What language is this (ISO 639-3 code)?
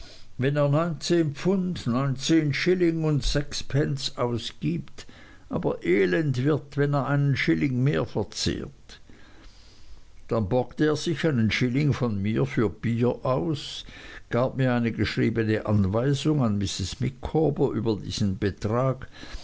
deu